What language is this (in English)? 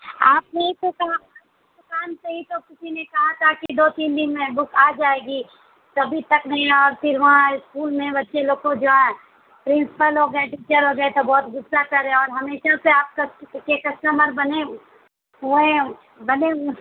Urdu